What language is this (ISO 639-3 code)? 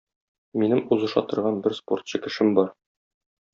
tat